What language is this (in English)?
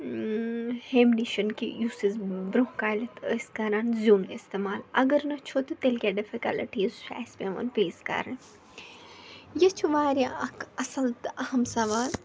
Kashmiri